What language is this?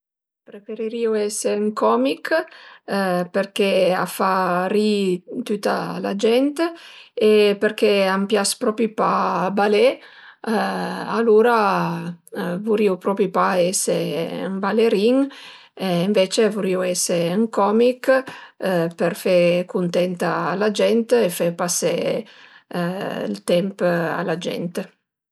Piedmontese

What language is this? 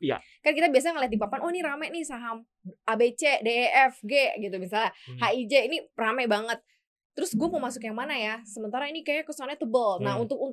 Indonesian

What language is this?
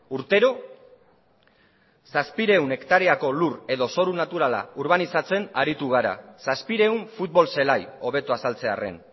Basque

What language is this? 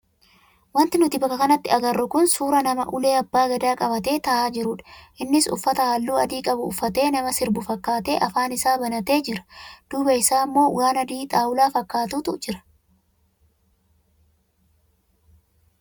Oromo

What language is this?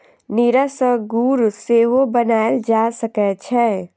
Maithili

